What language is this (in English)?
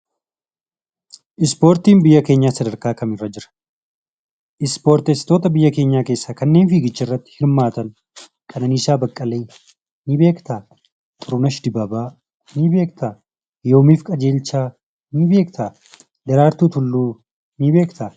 Oromo